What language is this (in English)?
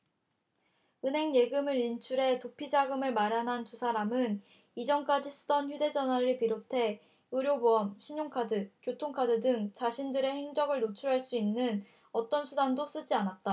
Korean